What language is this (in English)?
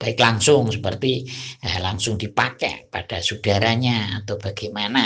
Indonesian